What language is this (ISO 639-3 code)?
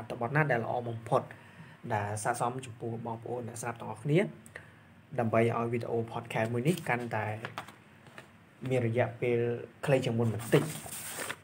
tha